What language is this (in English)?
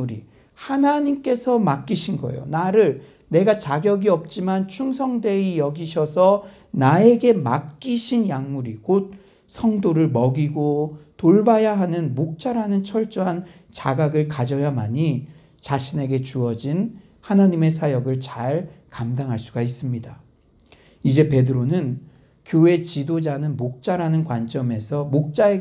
Korean